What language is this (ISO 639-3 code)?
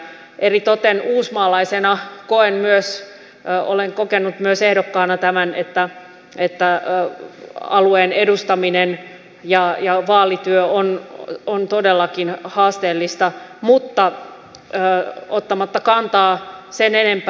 fin